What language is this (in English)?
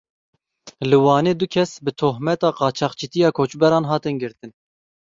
Kurdish